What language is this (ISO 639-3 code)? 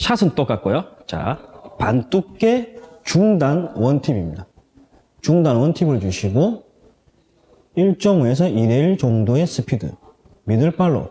kor